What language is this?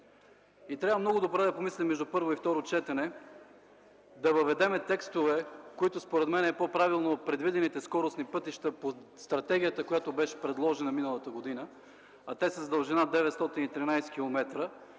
Bulgarian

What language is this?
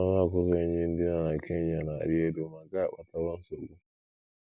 Igbo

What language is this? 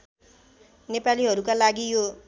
Nepali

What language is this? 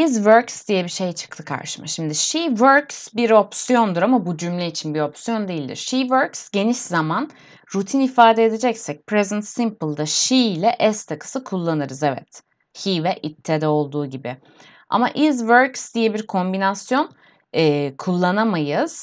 Turkish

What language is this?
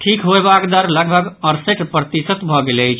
Maithili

